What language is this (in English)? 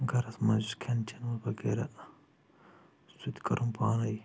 Kashmiri